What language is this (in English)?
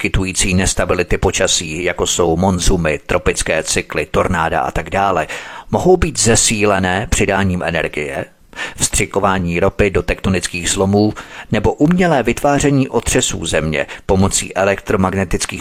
Czech